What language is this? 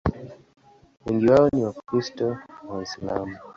Swahili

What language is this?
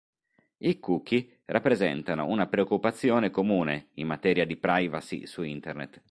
Italian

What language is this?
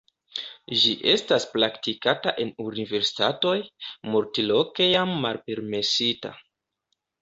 Esperanto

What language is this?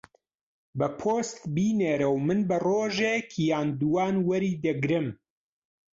Central Kurdish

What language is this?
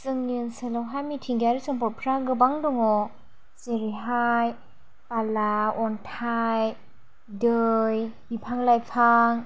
Bodo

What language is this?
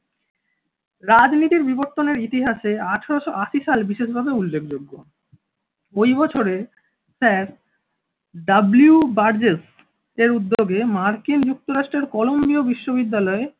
Bangla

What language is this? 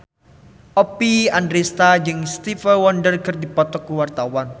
Sundanese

